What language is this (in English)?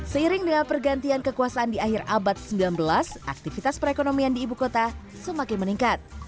Indonesian